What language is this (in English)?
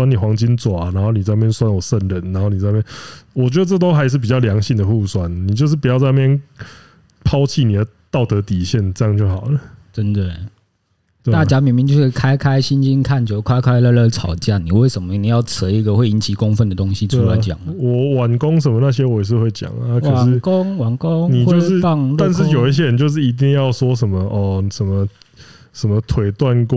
Chinese